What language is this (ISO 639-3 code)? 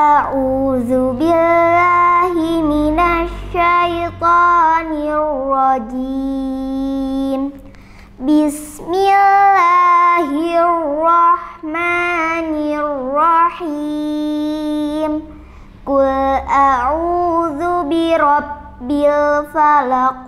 ind